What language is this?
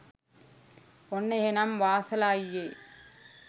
Sinhala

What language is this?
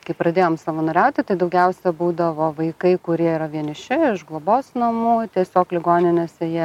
Lithuanian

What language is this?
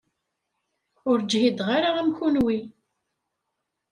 Kabyle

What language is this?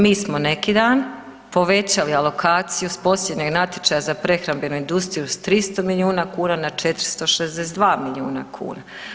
Croatian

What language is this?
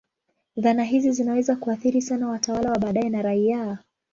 Swahili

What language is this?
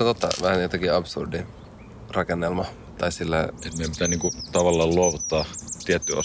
Finnish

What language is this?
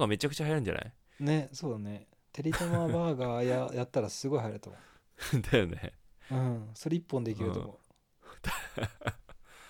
Japanese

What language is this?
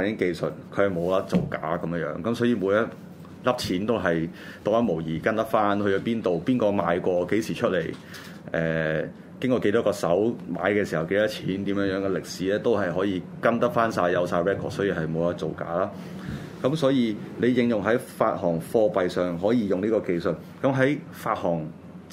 Chinese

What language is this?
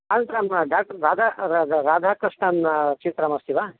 Sanskrit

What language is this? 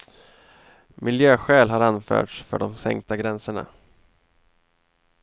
Swedish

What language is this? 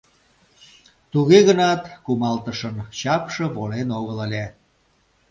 Mari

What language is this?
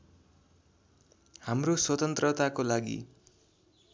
Nepali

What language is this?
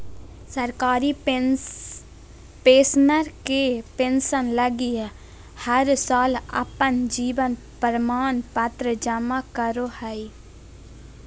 Magahi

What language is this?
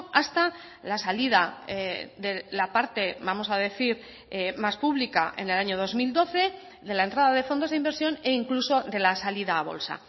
Spanish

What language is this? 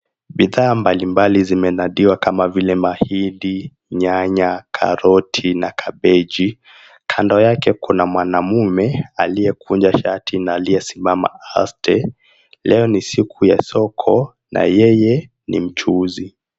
Swahili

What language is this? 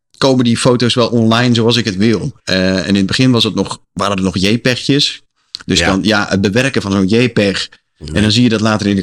Dutch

